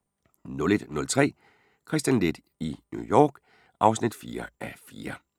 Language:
Danish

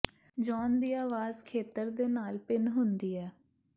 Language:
Punjabi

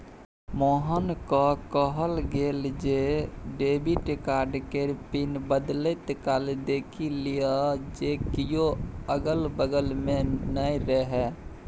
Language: Maithili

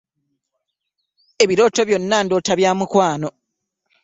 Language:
Ganda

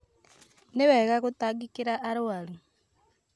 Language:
Kikuyu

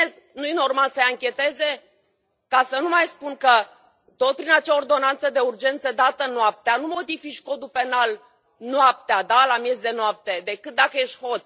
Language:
Romanian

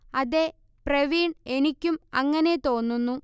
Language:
Malayalam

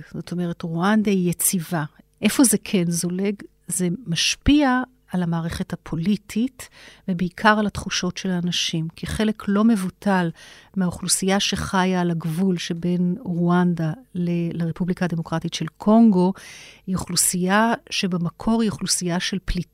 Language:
Hebrew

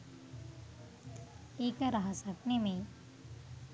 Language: Sinhala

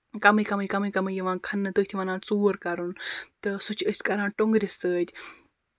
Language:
Kashmiri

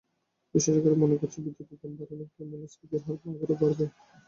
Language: Bangla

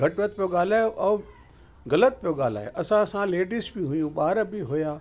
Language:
Sindhi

